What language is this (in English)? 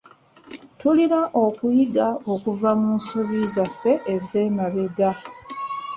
Ganda